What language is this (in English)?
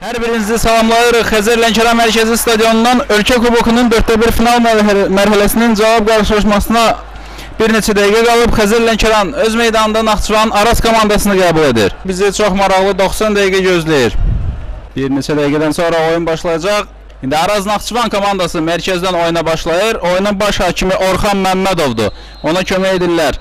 Turkish